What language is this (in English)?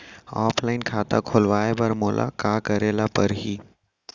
Chhattisgarhi